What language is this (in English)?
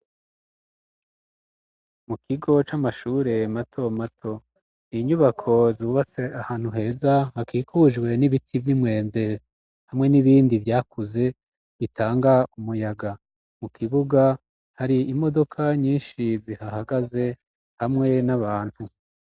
Rundi